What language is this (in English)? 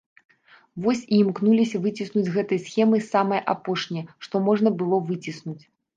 Belarusian